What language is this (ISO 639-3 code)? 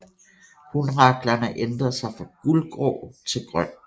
dan